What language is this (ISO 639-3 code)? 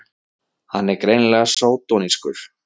isl